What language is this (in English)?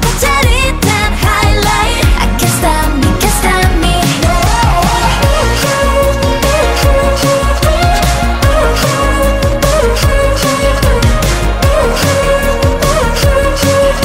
Indonesian